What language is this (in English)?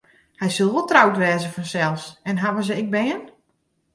Western Frisian